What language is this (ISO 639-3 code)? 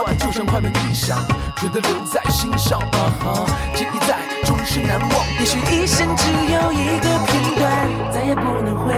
zho